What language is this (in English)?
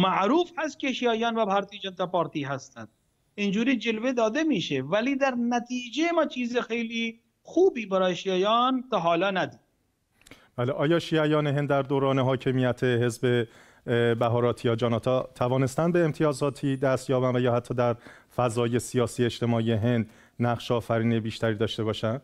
Persian